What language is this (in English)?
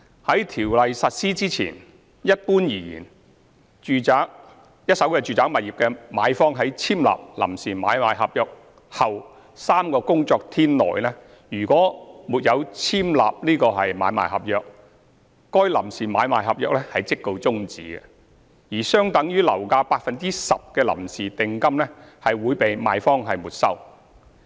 Cantonese